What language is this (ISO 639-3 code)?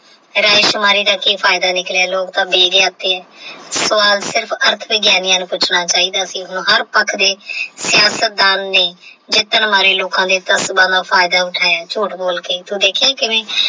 pan